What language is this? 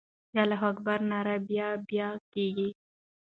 Pashto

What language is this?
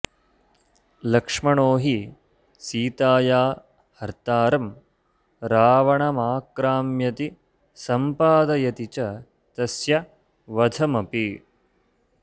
Sanskrit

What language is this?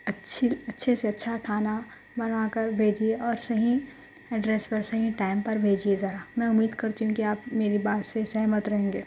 Urdu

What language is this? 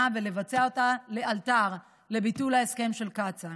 Hebrew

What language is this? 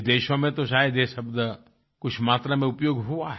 Hindi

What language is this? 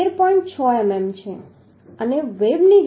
Gujarati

